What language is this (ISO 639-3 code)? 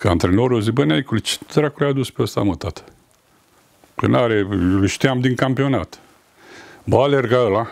ron